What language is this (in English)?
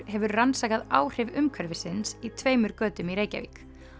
Icelandic